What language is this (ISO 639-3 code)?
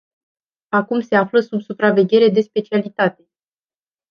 ron